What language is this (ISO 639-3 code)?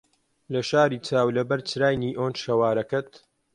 ckb